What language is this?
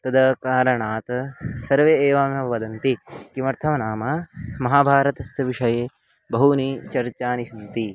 Sanskrit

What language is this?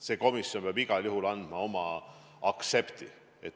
Estonian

